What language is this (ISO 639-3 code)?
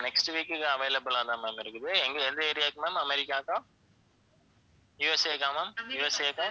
tam